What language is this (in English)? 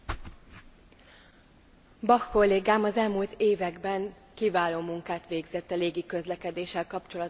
Hungarian